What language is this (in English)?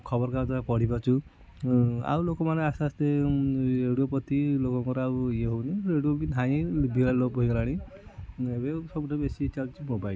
Odia